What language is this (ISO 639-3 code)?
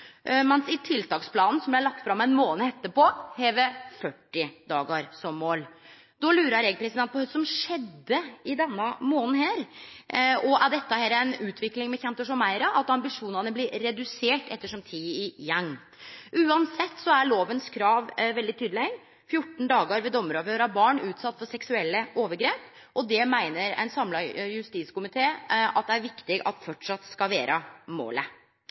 nno